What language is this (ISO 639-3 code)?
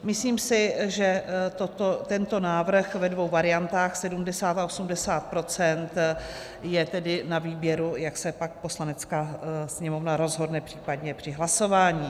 ces